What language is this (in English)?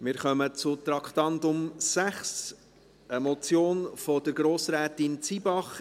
Swiss German